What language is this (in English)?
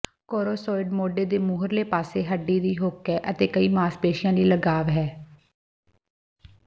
Punjabi